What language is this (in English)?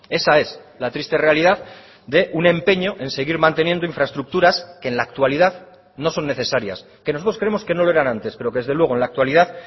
Spanish